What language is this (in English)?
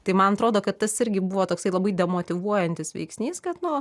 Lithuanian